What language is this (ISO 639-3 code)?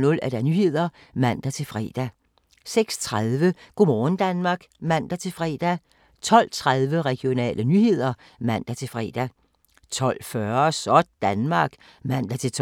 dan